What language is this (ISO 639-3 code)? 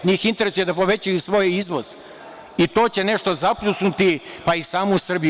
srp